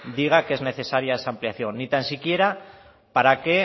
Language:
Spanish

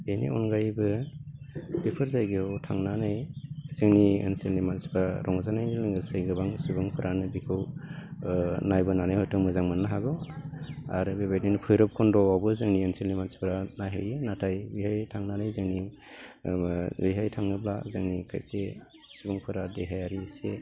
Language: Bodo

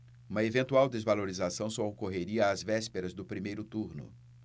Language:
Portuguese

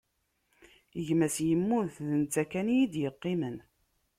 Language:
Kabyle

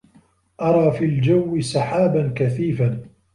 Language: Arabic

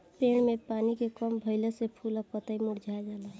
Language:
Bhojpuri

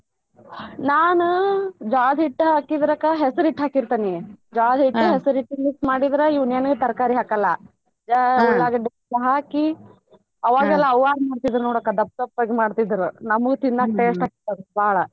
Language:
Kannada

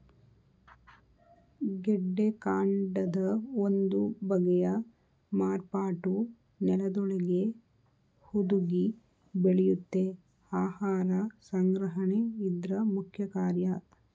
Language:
Kannada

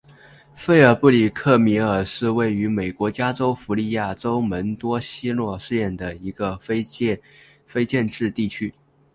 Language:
Chinese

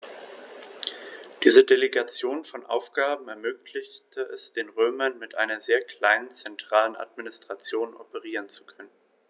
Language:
German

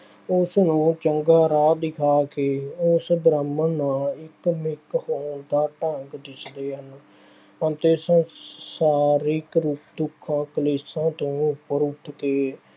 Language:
Punjabi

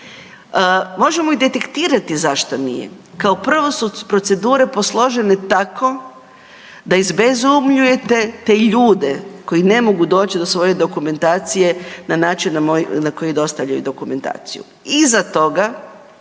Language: Croatian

